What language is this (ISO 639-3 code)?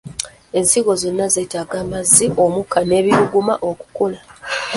lug